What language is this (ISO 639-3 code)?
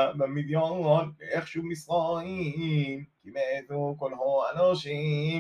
heb